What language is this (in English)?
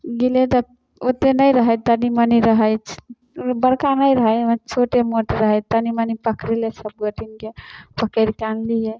Maithili